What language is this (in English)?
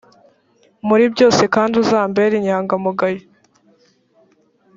Kinyarwanda